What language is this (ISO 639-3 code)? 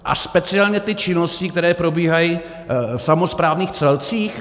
ces